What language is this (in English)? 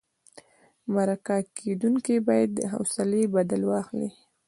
Pashto